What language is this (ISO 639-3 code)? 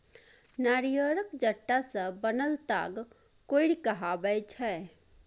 mai